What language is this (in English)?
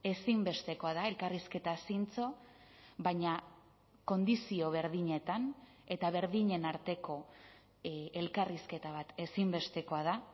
Basque